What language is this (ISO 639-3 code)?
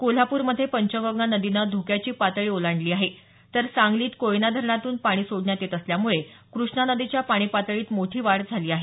mar